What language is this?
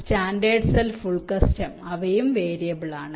Malayalam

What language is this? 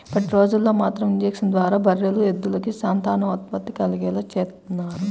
Telugu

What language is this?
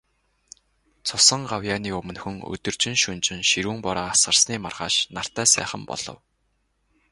Mongolian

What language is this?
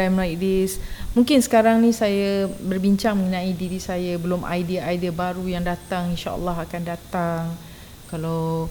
Malay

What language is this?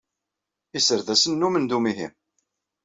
Kabyle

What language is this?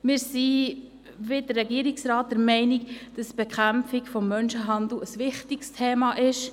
Swiss German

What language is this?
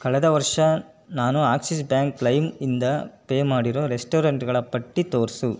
Kannada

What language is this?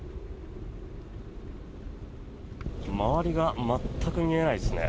Japanese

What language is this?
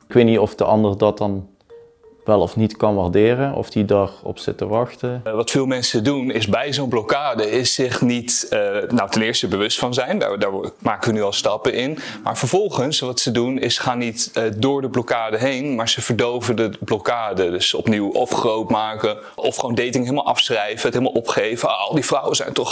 Dutch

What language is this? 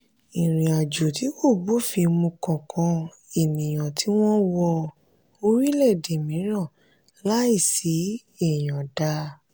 Yoruba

